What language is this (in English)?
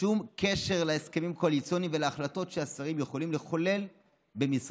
Hebrew